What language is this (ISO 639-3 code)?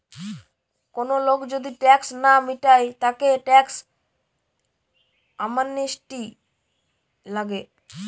ben